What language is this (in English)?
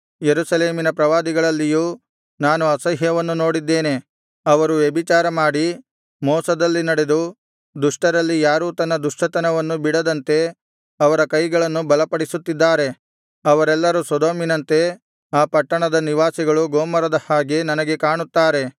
Kannada